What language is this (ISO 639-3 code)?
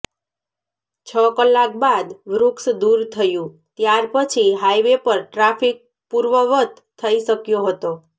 guj